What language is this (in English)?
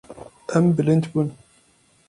Kurdish